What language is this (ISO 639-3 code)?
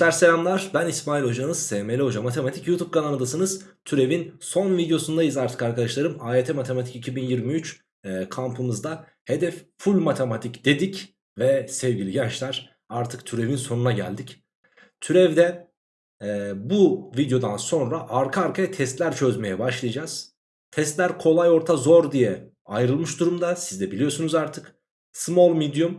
tur